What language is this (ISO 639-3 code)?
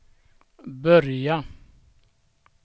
swe